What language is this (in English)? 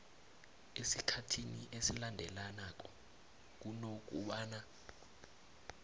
South Ndebele